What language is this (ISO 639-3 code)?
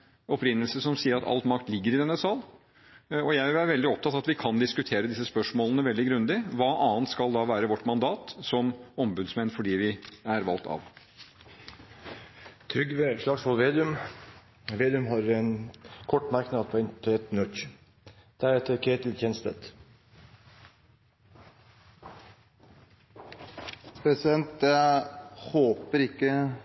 nob